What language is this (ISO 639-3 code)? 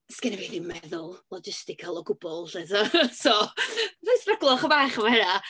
cym